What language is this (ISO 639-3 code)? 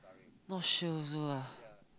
eng